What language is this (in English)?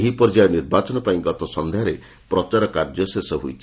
Odia